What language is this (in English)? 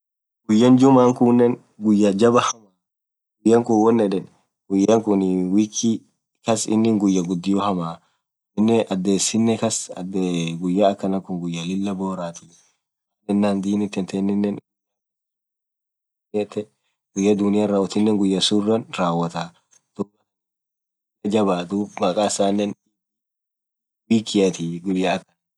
Orma